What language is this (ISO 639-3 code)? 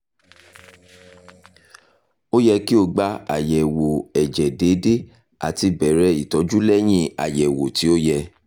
yor